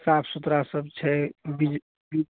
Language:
Maithili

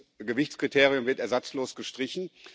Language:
German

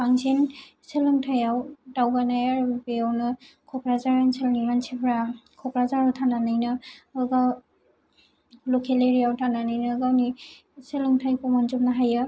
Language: Bodo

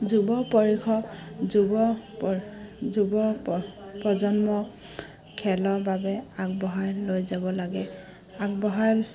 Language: Assamese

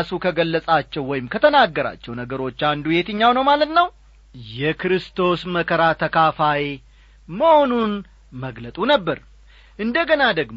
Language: Amharic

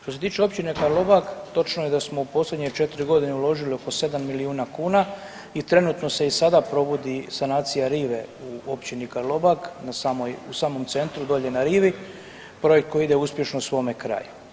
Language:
Croatian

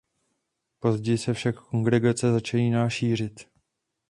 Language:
Czech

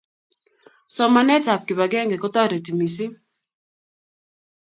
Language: Kalenjin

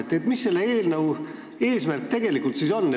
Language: Estonian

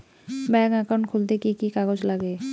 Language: Bangla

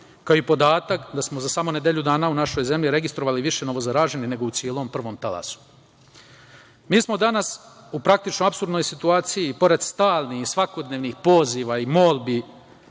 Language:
Serbian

